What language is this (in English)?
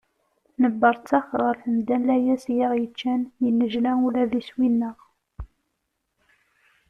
Kabyle